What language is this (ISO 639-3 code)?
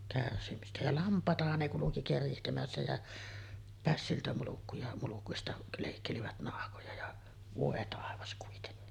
fin